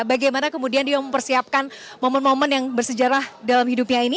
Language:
Indonesian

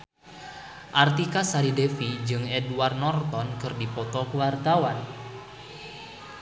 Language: Sundanese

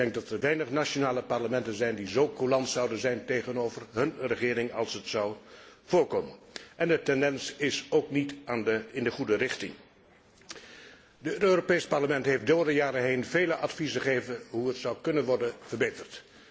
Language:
Dutch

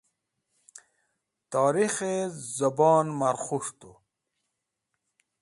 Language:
Wakhi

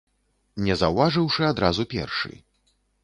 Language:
Belarusian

